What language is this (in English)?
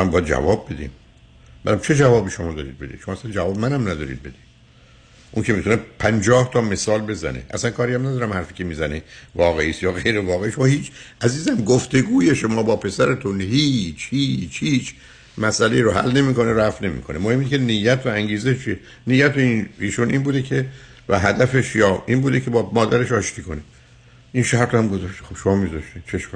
Persian